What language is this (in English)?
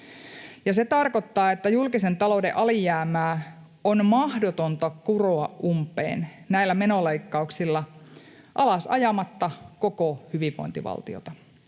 Finnish